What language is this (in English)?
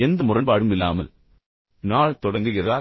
Tamil